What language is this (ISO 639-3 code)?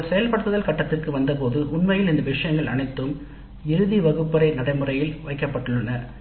tam